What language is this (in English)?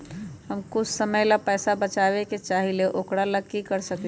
Magahi